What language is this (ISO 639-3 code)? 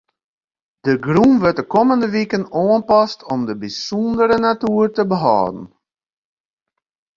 fry